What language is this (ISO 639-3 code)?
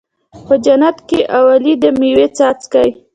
pus